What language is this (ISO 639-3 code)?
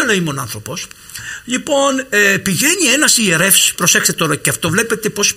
ell